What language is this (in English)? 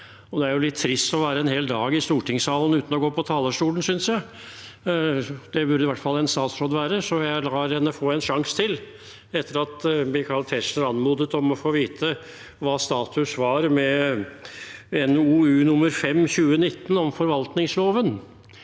Norwegian